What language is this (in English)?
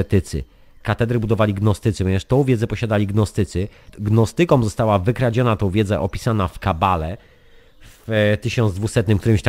Polish